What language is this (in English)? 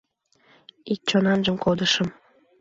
Mari